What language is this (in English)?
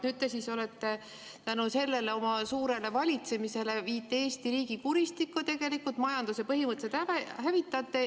Estonian